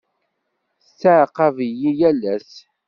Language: Kabyle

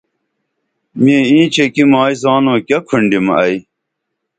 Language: Dameli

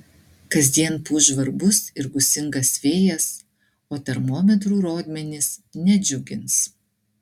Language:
Lithuanian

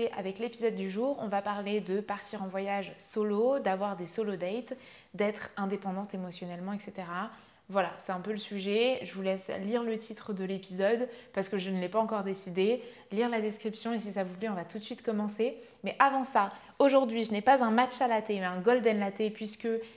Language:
French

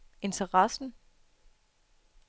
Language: Danish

